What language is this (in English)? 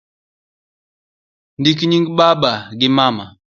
Luo (Kenya and Tanzania)